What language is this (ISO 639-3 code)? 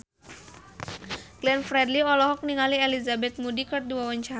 sun